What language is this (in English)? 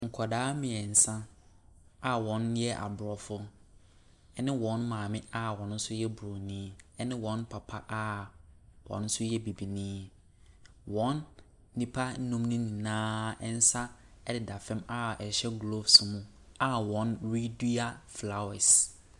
Akan